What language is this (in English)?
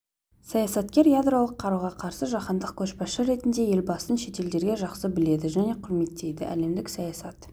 Kazakh